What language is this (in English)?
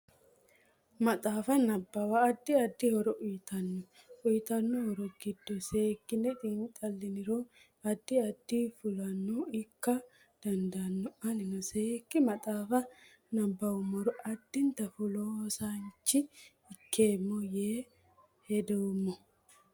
Sidamo